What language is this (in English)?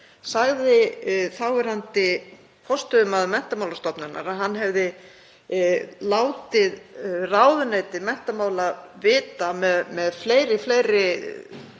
Icelandic